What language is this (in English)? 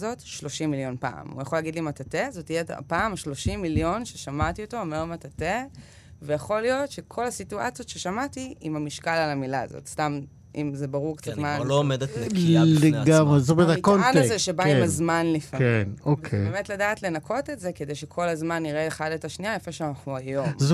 Hebrew